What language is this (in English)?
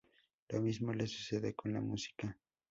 Spanish